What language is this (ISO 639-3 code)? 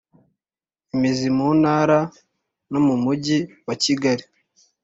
kin